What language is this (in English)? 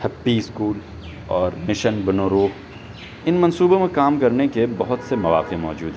Urdu